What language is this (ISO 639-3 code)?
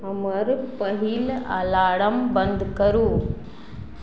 mai